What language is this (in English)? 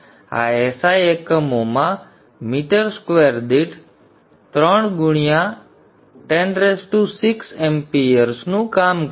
Gujarati